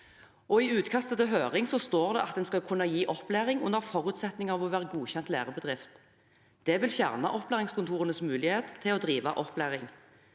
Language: Norwegian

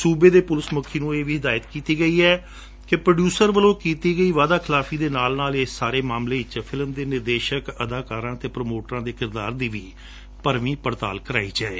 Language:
Punjabi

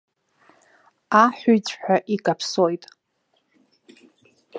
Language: Abkhazian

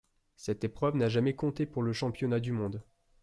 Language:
French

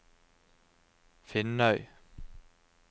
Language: Norwegian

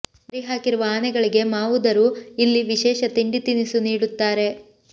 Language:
Kannada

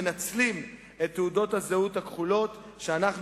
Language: Hebrew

